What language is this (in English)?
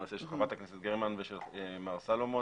Hebrew